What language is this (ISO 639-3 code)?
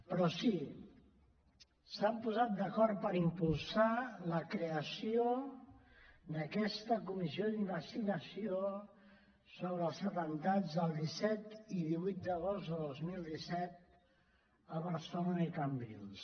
cat